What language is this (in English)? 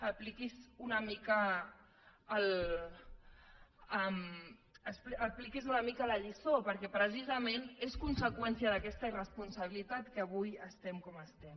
Catalan